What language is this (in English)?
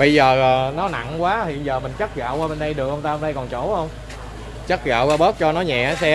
Vietnamese